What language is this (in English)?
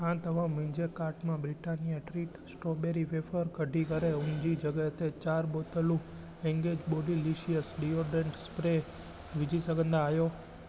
Sindhi